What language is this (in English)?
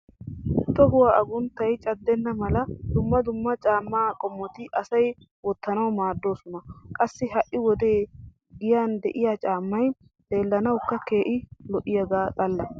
Wolaytta